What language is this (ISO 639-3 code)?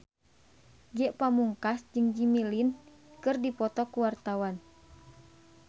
sun